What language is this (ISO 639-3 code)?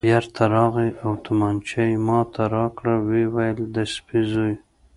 pus